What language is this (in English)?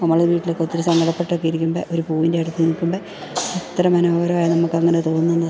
Malayalam